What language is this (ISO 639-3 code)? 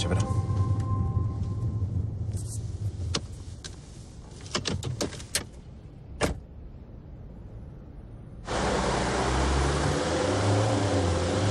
ron